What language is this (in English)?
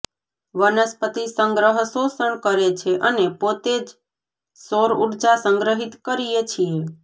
Gujarati